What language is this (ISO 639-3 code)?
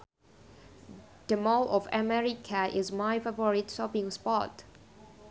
sun